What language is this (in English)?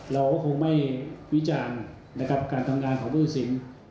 Thai